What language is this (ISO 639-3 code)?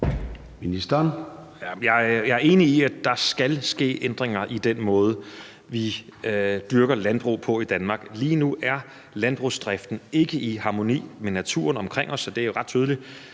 dan